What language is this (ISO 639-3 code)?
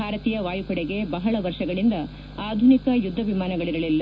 kan